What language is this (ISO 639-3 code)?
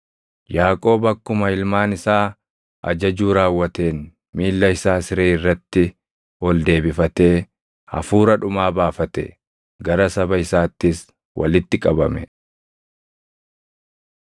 orm